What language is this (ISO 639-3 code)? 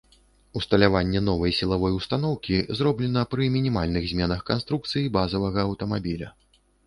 bel